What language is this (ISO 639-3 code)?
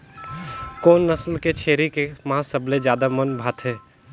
hne